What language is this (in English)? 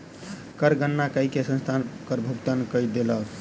Maithili